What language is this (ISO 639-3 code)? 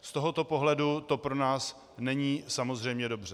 ces